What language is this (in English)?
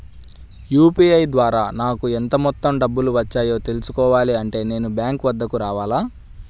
Telugu